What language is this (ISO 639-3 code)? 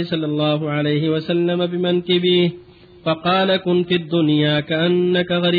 ara